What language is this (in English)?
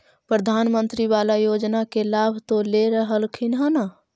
Magahi